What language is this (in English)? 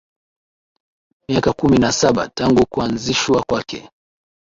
Swahili